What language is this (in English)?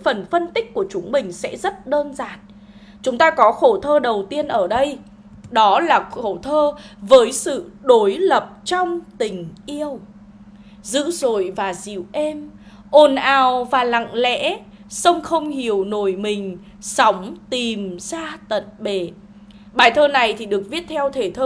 Vietnamese